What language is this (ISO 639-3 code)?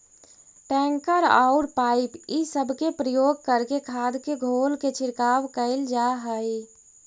mag